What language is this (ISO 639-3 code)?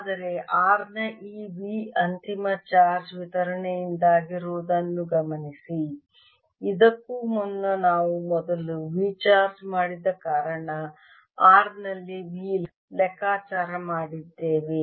kan